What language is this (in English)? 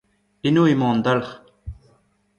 Breton